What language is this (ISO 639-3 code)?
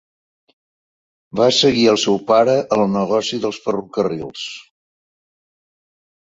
cat